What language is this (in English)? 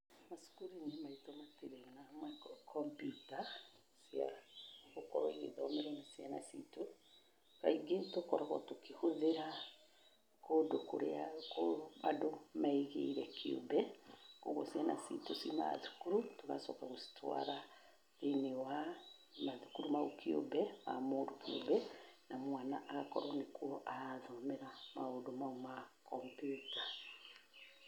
Kikuyu